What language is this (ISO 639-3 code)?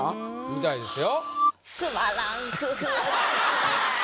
jpn